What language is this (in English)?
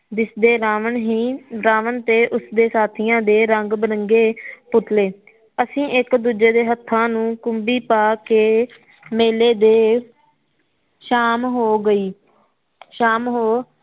Punjabi